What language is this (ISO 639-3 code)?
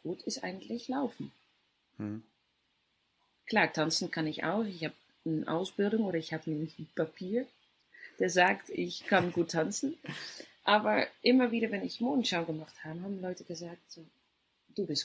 deu